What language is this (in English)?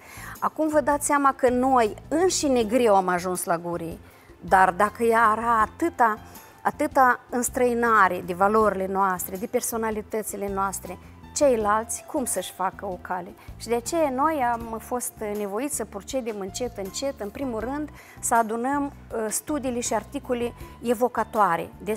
Romanian